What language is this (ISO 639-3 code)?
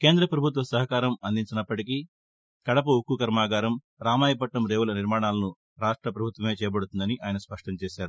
tel